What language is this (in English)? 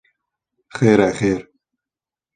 Kurdish